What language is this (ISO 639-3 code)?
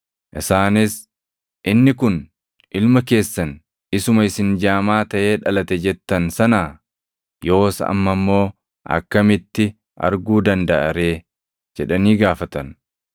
orm